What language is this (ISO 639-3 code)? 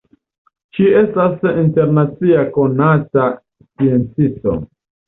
epo